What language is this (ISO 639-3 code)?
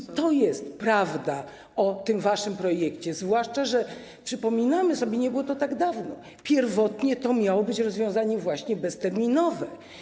pol